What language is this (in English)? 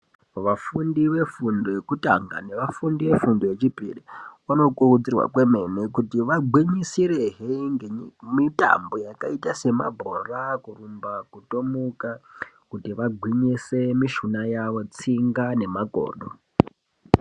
Ndau